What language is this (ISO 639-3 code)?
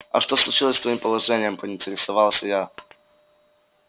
rus